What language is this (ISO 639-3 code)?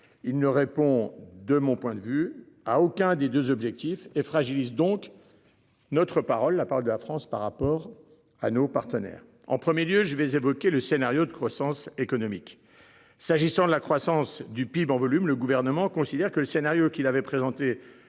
fra